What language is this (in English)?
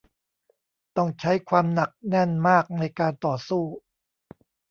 Thai